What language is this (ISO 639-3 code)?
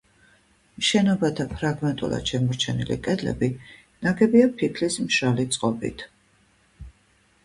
kat